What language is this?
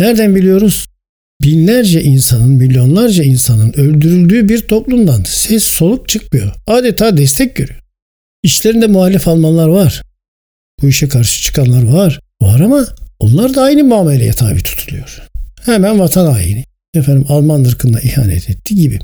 Turkish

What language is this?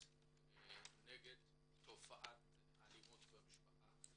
Hebrew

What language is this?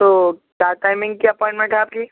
Urdu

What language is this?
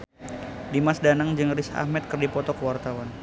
Sundanese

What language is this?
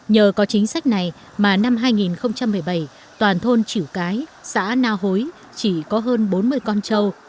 Vietnamese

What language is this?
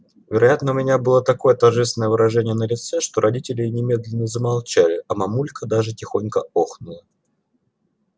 Russian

